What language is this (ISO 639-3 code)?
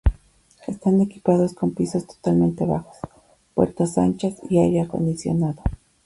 spa